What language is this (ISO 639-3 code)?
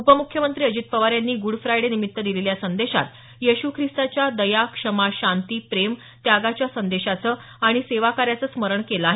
mar